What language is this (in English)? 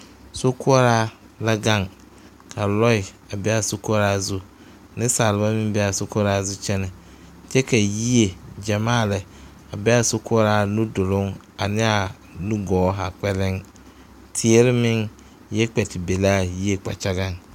Southern Dagaare